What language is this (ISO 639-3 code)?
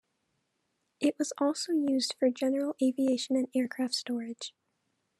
eng